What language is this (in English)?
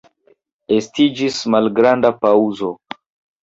Esperanto